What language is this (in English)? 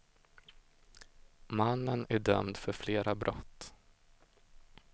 Swedish